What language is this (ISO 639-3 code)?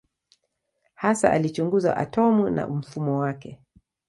swa